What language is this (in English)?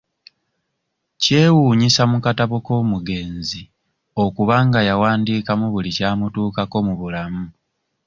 Ganda